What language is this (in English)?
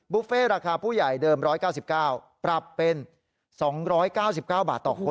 Thai